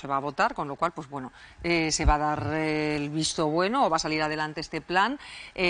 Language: Spanish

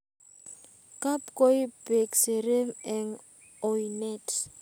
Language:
Kalenjin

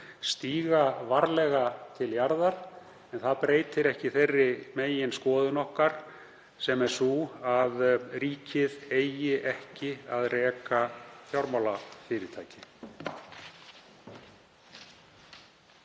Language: Icelandic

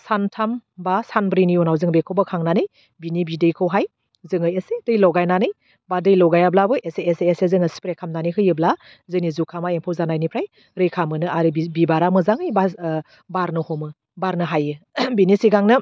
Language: Bodo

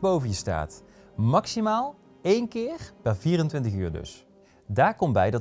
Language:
Dutch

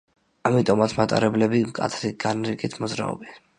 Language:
Georgian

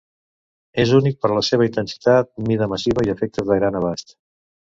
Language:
Catalan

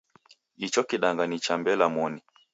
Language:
Taita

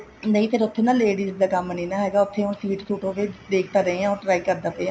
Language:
Punjabi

